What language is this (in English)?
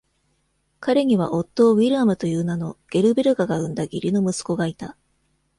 Japanese